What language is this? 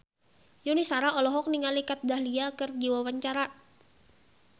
Sundanese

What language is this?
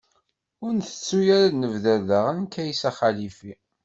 Kabyle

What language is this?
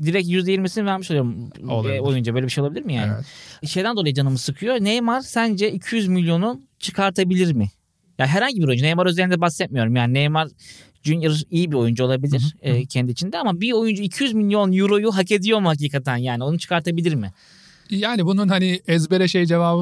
Turkish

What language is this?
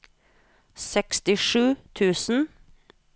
Norwegian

